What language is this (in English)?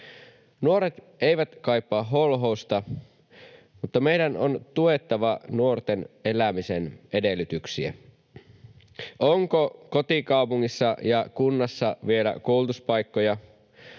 Finnish